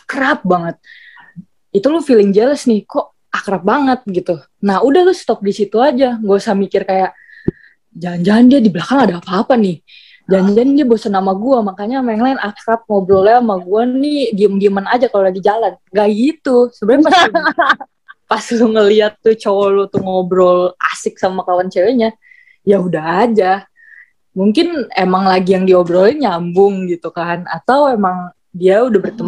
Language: Indonesian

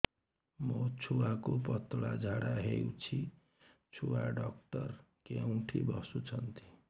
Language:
Odia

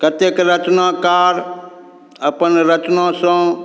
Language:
Maithili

